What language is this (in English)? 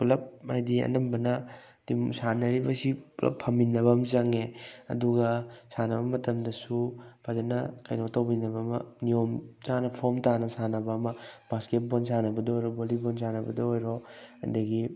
Manipuri